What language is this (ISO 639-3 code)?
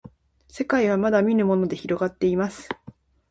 jpn